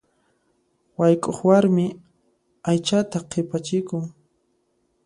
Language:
Puno Quechua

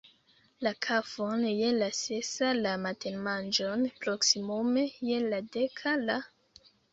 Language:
Esperanto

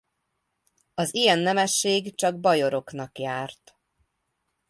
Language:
Hungarian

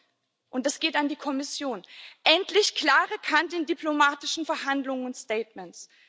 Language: German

